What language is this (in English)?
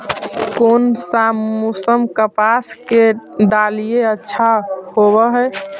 Magahi